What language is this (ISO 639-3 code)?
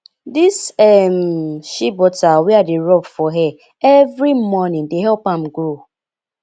pcm